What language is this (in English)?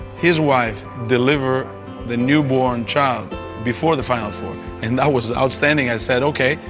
English